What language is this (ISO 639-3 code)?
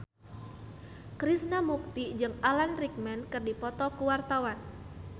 sun